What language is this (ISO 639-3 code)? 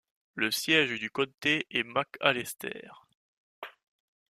fra